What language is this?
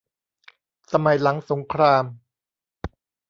Thai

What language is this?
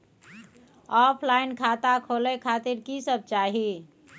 Maithili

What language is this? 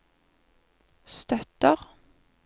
Norwegian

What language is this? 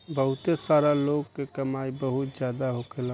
Bhojpuri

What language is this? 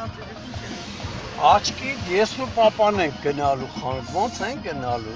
Romanian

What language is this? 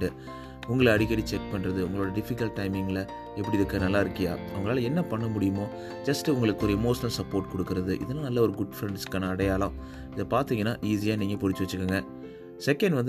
Tamil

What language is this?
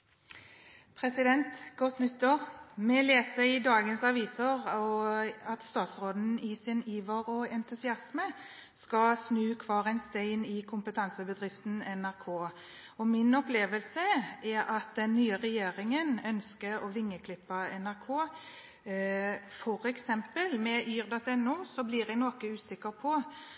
Norwegian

